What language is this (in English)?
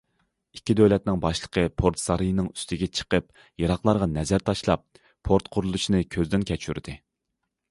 Uyghur